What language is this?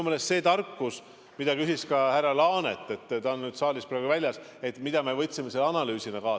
Estonian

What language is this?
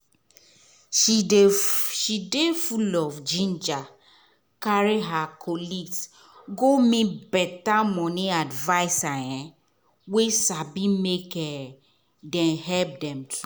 Nigerian Pidgin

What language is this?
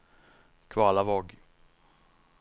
Norwegian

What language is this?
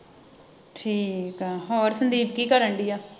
Punjabi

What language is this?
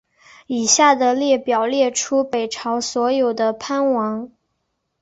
Chinese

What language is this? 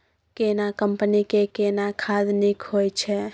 Maithili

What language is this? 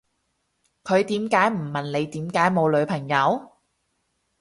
Cantonese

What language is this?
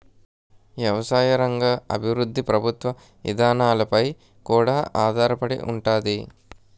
Telugu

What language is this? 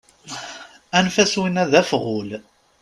Kabyle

